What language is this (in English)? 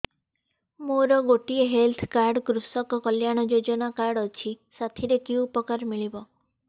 Odia